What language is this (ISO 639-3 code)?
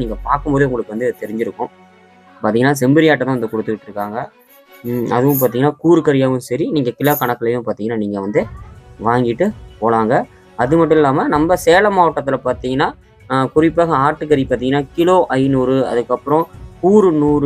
tam